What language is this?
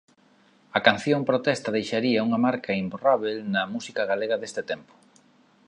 Galician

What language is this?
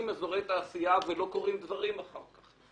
Hebrew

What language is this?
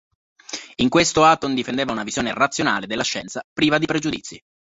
Italian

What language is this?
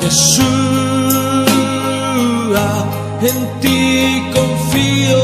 Romanian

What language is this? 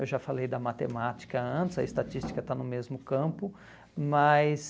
Portuguese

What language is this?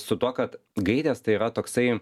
Lithuanian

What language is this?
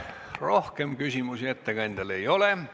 Estonian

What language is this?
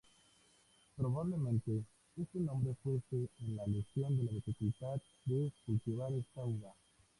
Spanish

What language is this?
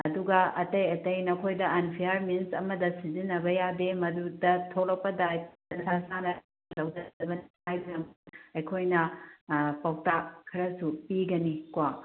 Manipuri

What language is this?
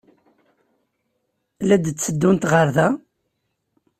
Kabyle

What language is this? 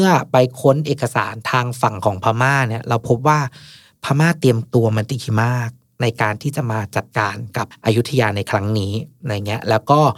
Thai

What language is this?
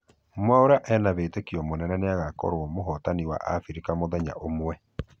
Kikuyu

